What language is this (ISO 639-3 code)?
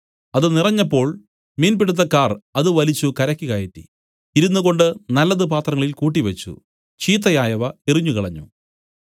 mal